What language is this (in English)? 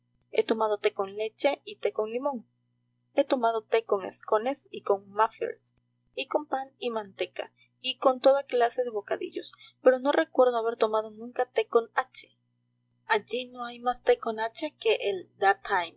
Spanish